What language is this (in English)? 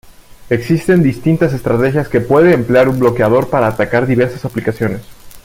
Spanish